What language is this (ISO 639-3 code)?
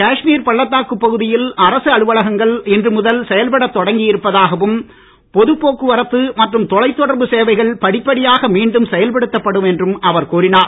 tam